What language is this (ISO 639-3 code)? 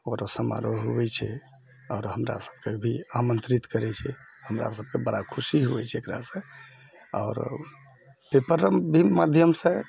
mai